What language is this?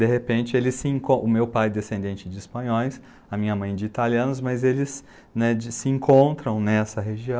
Portuguese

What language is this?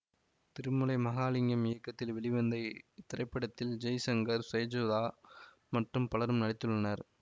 Tamil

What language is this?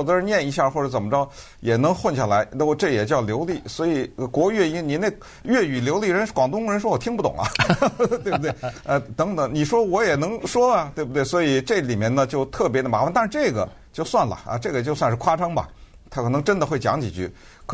Chinese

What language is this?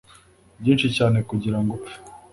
Kinyarwanda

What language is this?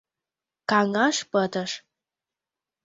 Mari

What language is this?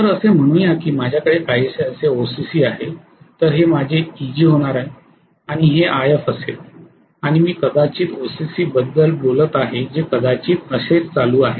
Marathi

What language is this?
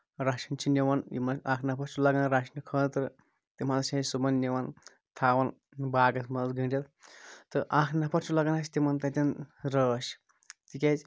Kashmiri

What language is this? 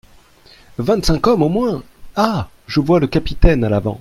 French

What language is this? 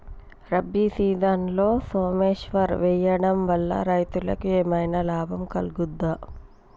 Telugu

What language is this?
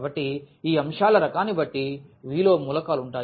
Telugu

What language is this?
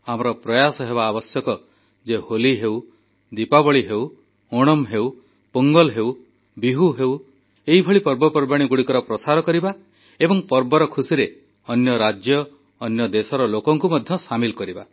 Odia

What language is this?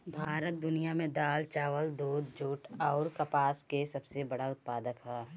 Bhojpuri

